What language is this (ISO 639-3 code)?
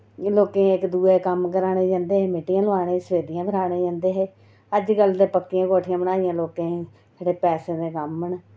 doi